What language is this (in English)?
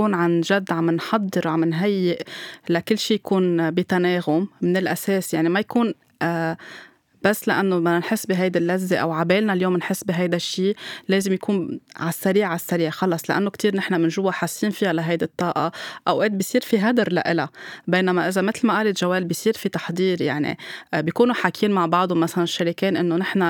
Arabic